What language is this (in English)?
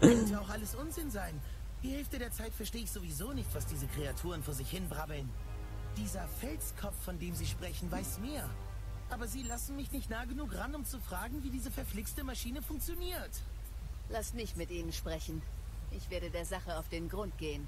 German